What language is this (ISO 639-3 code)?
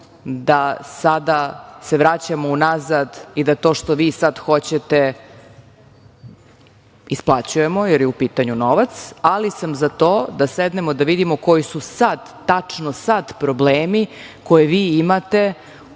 srp